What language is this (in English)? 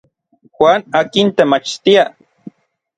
Orizaba Nahuatl